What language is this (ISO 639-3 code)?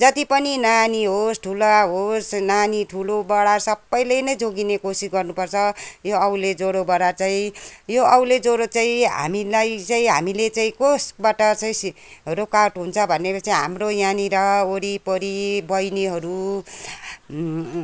nep